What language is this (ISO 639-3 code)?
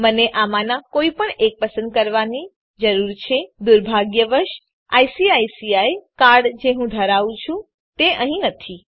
guj